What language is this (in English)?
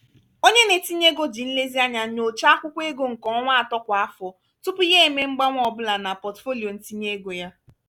Igbo